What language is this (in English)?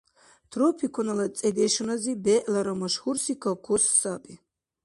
Dargwa